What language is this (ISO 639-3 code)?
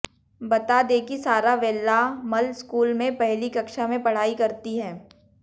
hin